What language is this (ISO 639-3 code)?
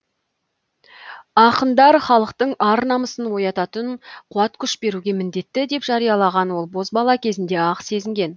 kaz